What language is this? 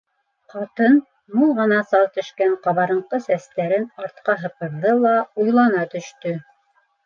Bashkir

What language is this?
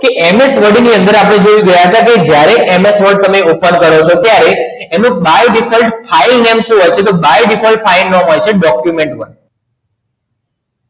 Gujarati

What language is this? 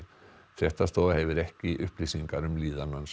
Icelandic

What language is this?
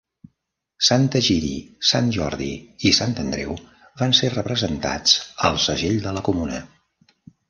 Catalan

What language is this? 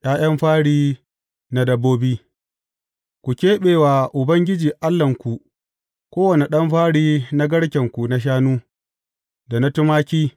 Hausa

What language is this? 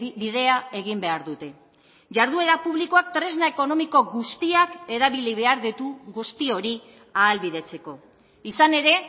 Basque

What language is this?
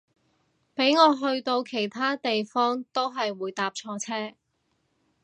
Cantonese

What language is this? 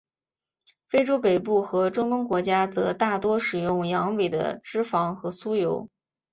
Chinese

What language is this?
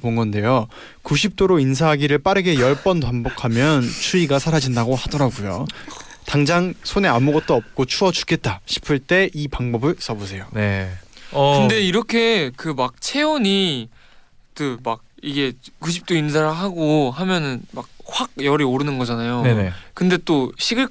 Korean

